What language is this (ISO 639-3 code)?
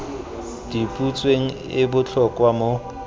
tsn